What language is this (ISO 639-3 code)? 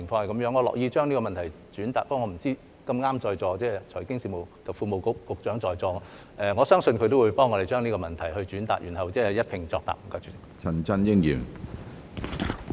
yue